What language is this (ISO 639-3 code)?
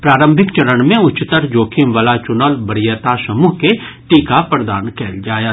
mai